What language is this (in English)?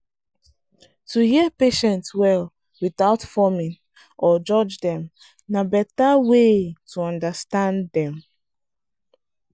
Nigerian Pidgin